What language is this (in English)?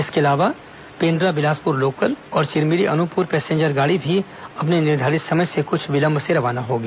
Hindi